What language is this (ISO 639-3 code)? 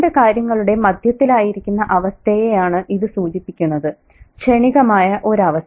mal